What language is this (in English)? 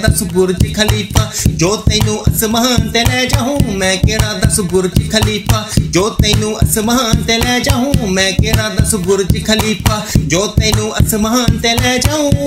Hindi